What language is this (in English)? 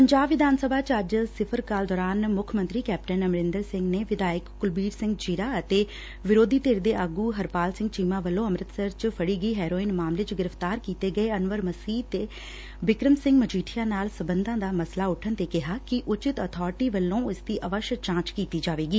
Punjabi